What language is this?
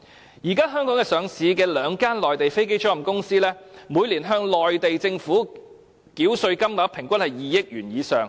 Cantonese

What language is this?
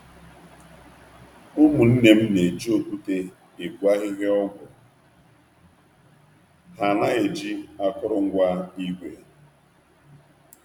Igbo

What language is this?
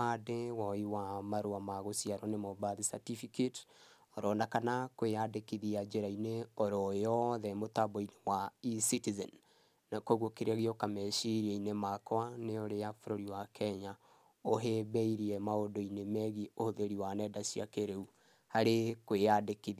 Kikuyu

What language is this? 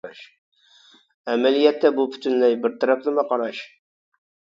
Uyghur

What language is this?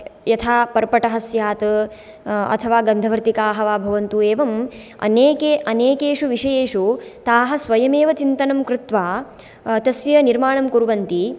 Sanskrit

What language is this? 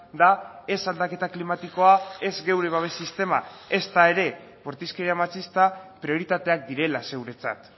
Basque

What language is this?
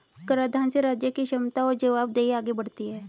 Hindi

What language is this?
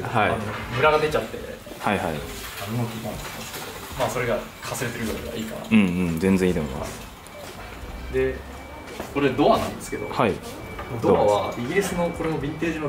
Japanese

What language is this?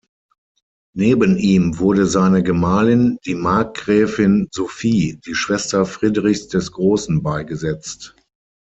German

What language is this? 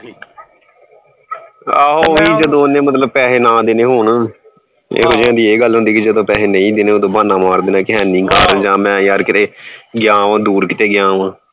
Punjabi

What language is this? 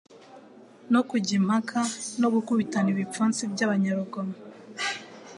Kinyarwanda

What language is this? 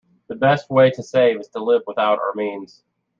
English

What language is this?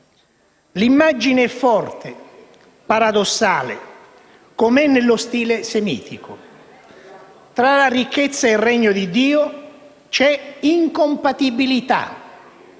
Italian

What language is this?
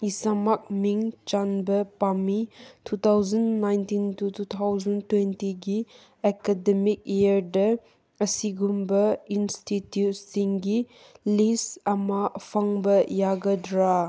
Manipuri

